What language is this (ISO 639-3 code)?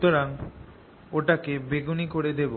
ben